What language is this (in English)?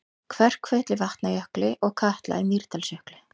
Icelandic